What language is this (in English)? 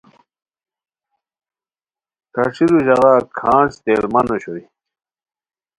Khowar